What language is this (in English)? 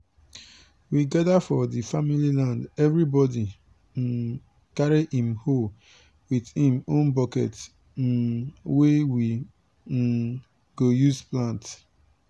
Nigerian Pidgin